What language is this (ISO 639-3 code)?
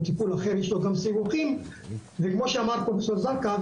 heb